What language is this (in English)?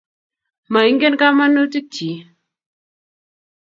Kalenjin